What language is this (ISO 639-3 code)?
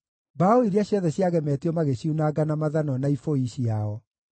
kik